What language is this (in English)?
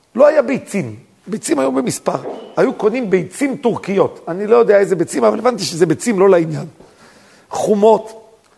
Hebrew